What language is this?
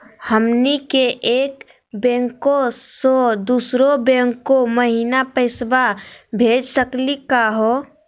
Magahi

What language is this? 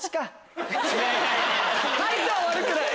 Japanese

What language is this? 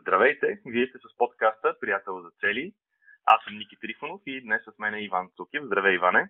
Bulgarian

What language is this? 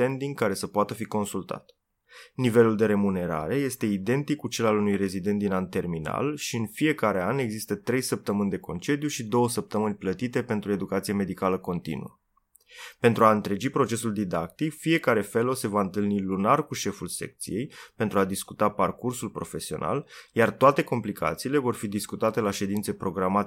Romanian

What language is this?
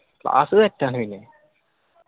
Malayalam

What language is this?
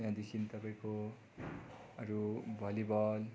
Nepali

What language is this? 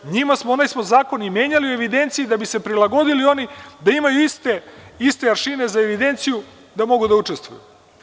Serbian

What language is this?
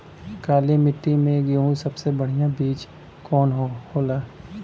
Bhojpuri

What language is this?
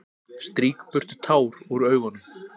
Icelandic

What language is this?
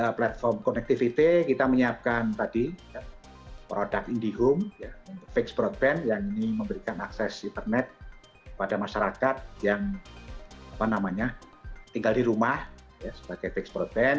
Indonesian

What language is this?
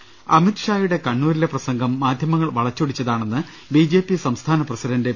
Malayalam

